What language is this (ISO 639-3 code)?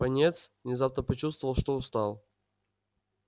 rus